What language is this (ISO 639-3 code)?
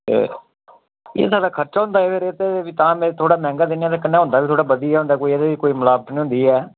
doi